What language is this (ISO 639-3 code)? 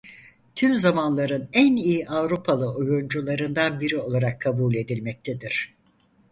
tur